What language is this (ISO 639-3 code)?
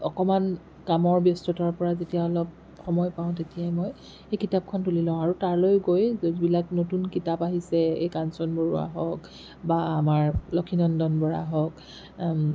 asm